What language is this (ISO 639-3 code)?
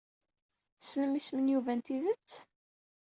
kab